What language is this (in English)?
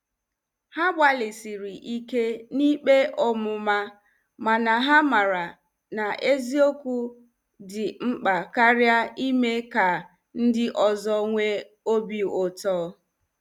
Igbo